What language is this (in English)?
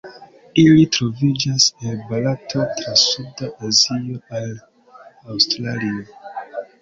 Esperanto